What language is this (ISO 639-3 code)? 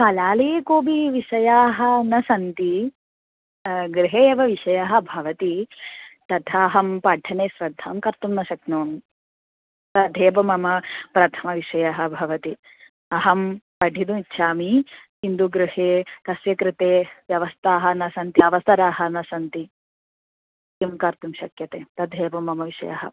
san